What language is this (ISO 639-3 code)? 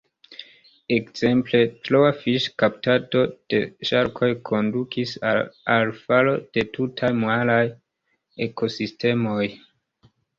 epo